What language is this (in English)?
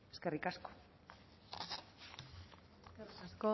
Basque